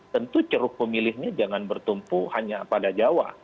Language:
Indonesian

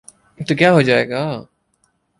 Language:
Urdu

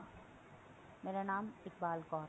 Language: Punjabi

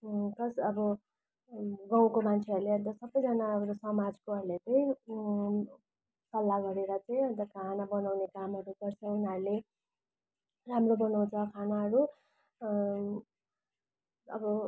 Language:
Nepali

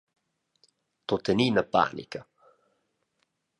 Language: Romansh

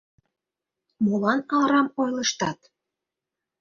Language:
Mari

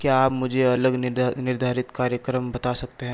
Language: Hindi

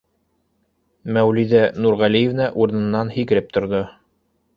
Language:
Bashkir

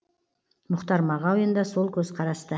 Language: Kazakh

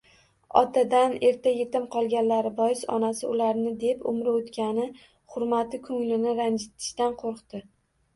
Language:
Uzbek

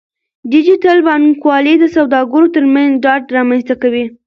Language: Pashto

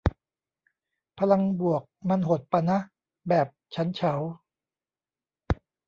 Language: Thai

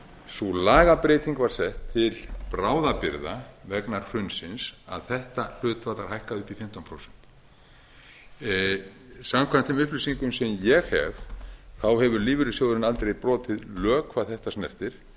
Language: Icelandic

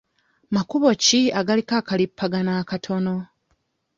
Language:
Ganda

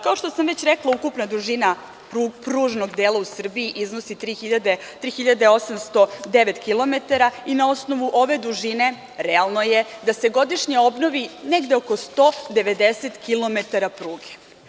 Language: Serbian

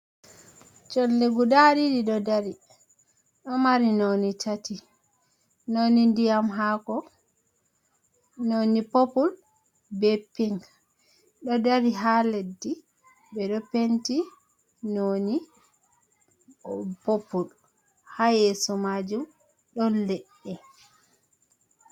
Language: Fula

